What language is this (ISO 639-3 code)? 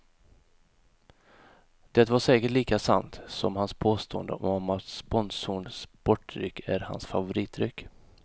swe